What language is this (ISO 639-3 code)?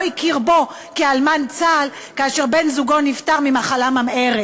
heb